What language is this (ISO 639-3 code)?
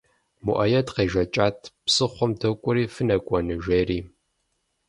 kbd